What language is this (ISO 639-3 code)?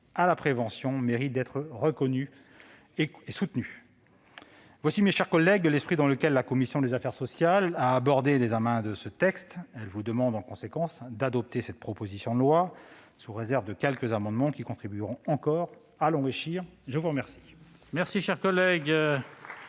fra